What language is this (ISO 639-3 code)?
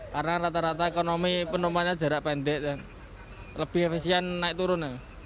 ind